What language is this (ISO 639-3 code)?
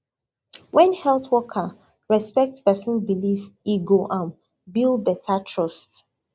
pcm